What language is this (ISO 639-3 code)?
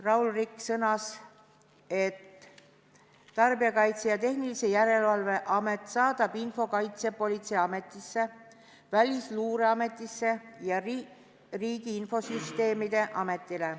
est